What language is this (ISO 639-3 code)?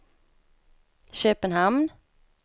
swe